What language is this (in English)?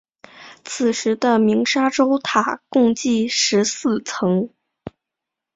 Chinese